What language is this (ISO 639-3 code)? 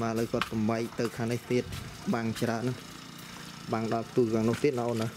tha